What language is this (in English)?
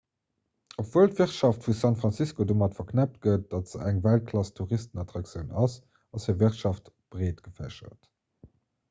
Luxembourgish